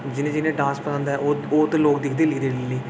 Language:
Dogri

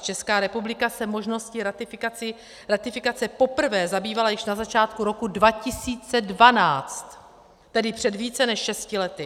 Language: Czech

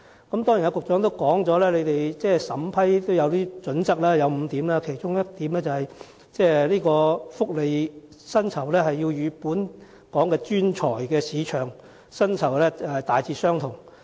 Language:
Cantonese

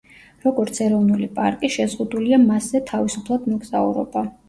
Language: Georgian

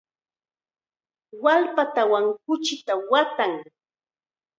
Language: Chiquián Ancash Quechua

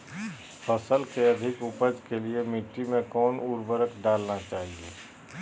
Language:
Magahi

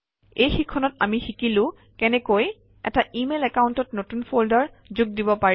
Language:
Assamese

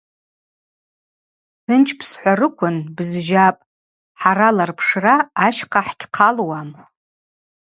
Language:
Abaza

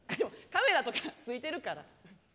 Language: Japanese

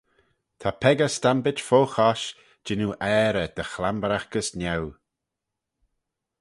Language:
Manx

